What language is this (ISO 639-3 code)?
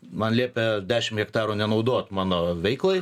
lit